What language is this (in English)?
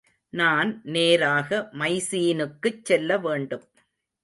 Tamil